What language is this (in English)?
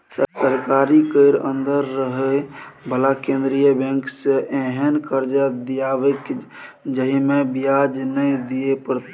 Maithili